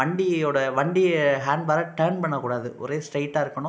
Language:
Tamil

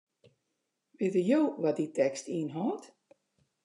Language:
Western Frisian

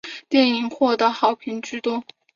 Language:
Chinese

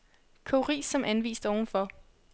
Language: Danish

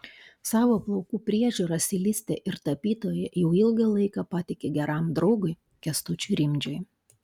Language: Lithuanian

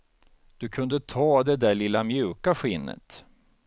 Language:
Swedish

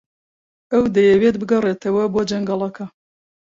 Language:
Central Kurdish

